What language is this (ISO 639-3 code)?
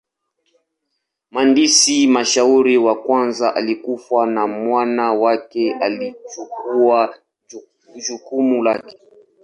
swa